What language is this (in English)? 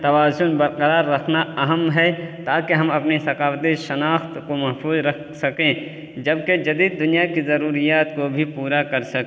Urdu